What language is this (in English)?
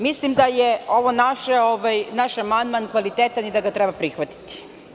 Serbian